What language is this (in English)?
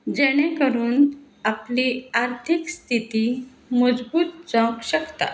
Konkani